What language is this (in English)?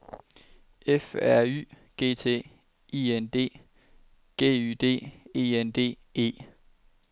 Danish